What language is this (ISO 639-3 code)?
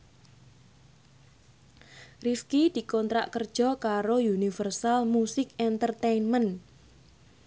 jav